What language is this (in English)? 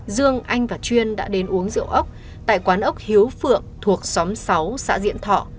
Vietnamese